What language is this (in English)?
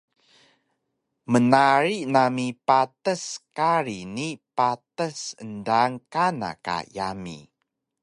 Taroko